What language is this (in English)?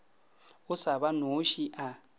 Northern Sotho